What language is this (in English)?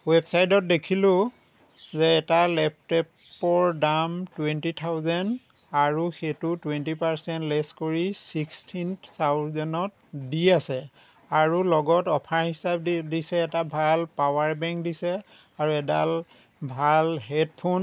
Assamese